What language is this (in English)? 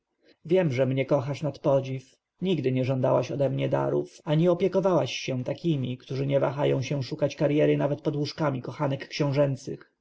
Polish